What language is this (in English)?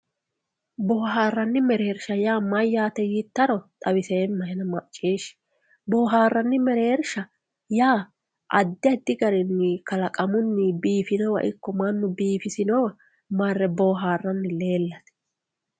Sidamo